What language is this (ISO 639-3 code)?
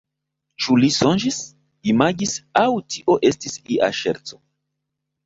epo